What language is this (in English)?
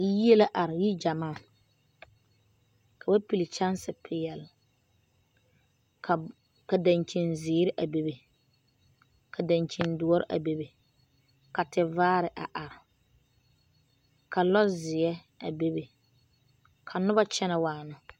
Southern Dagaare